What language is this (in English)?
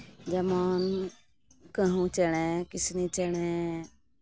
Santali